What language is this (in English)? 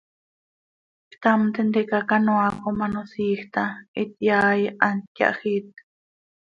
Seri